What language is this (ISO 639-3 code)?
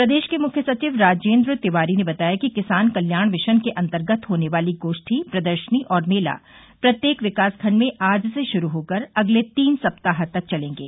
hin